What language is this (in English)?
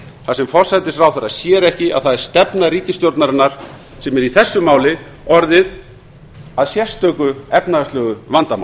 Icelandic